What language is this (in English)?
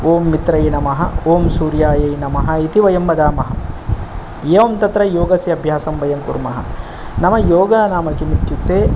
Sanskrit